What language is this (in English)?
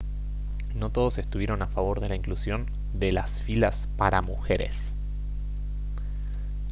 Spanish